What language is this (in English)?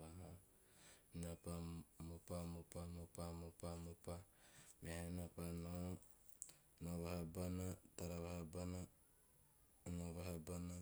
Teop